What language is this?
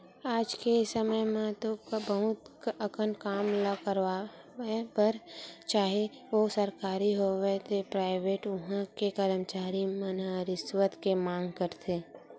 Chhattisgarhi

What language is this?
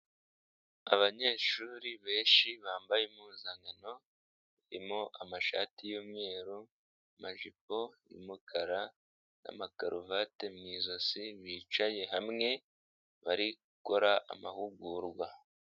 Kinyarwanda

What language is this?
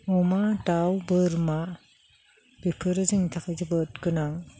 Bodo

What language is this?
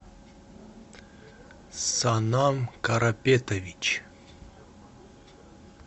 Russian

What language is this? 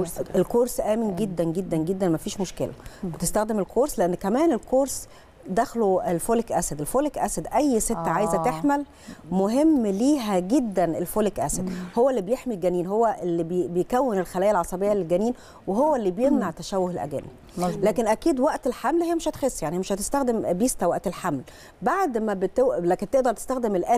Arabic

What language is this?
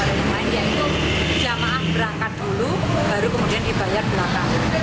Indonesian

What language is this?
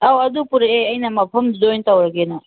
Manipuri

